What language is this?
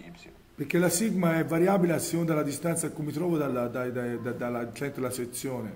Italian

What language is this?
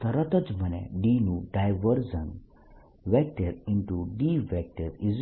Gujarati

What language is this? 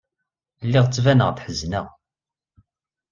Kabyle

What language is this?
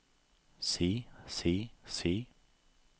Norwegian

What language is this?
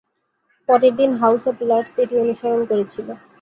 Bangla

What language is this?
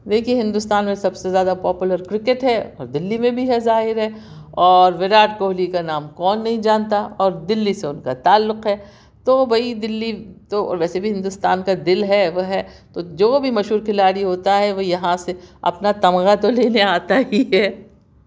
Urdu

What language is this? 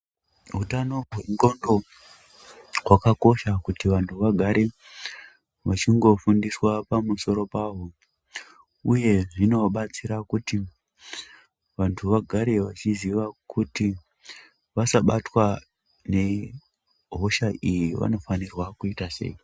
Ndau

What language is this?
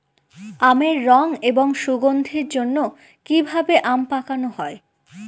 Bangla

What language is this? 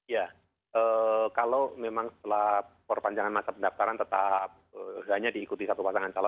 Indonesian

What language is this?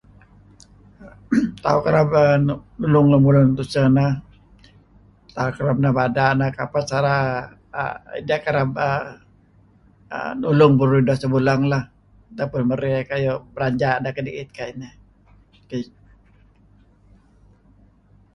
Kelabit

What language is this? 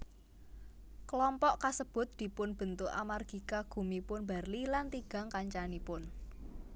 Javanese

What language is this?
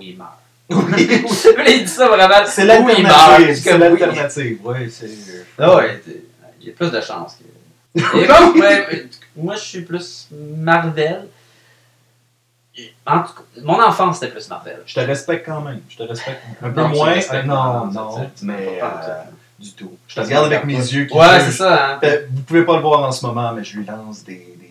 French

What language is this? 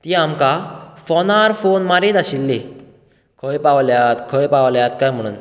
Konkani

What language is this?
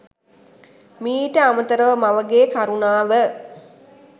Sinhala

